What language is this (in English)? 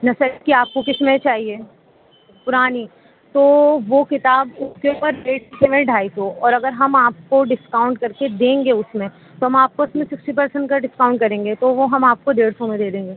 Urdu